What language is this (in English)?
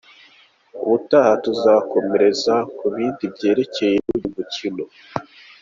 Kinyarwanda